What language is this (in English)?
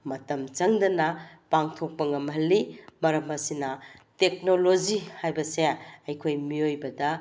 Manipuri